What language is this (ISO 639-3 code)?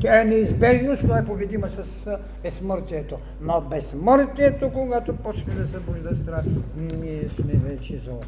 bul